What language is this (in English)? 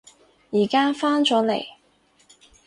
Cantonese